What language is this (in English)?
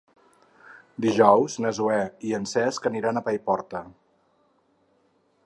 Catalan